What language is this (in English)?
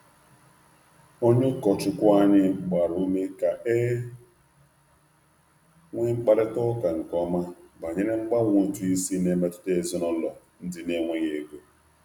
Igbo